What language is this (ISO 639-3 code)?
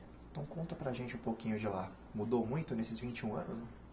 por